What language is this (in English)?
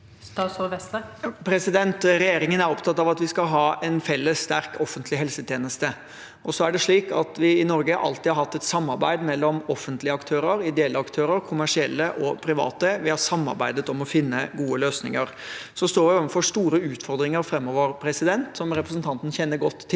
Norwegian